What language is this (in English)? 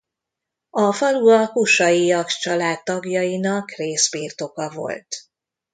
Hungarian